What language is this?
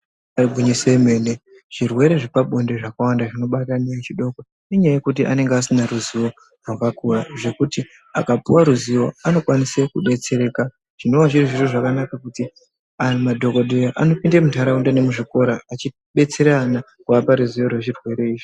Ndau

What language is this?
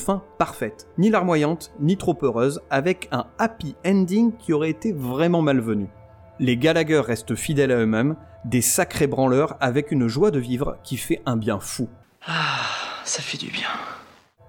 French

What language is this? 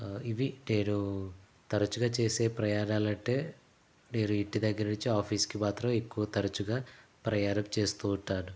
Telugu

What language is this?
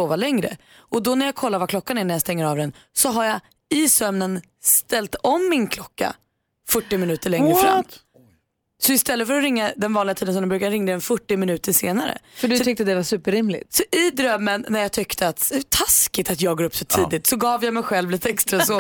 Swedish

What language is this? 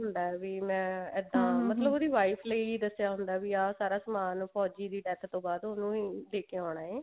Punjabi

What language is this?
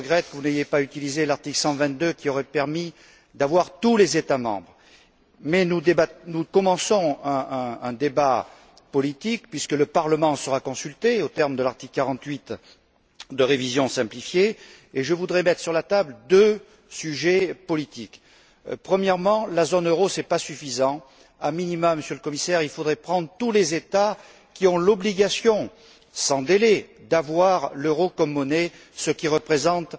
French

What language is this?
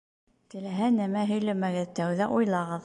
Bashkir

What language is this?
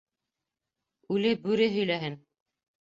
Bashkir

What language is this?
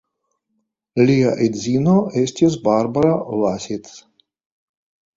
Esperanto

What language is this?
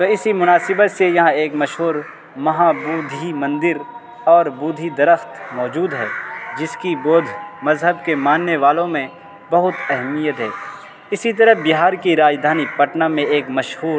Urdu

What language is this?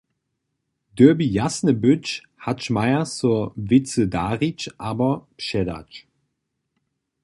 Upper Sorbian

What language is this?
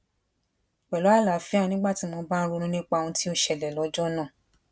Yoruba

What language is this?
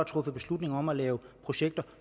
Danish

